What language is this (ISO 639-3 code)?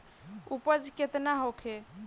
bho